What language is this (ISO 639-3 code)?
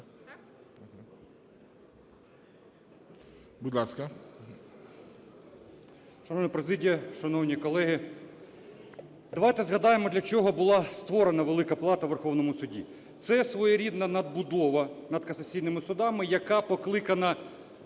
ukr